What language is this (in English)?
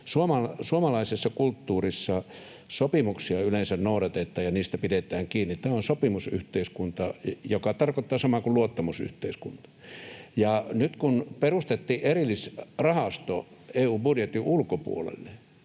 Finnish